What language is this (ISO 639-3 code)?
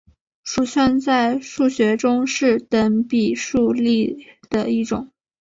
zho